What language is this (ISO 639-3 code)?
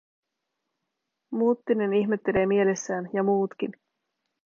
fin